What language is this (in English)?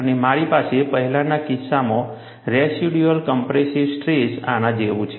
Gujarati